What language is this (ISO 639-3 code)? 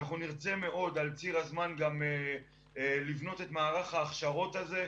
heb